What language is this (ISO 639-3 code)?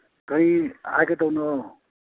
mni